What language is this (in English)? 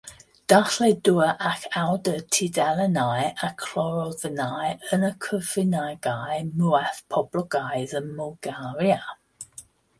Welsh